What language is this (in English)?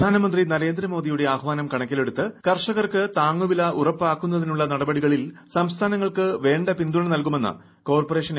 Malayalam